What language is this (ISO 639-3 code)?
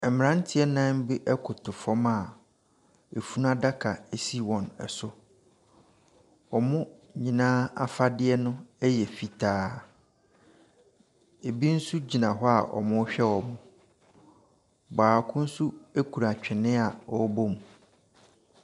aka